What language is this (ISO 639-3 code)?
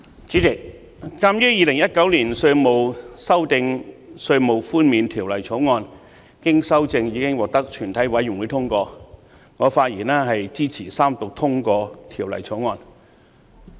yue